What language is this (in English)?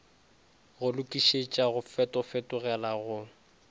Northern Sotho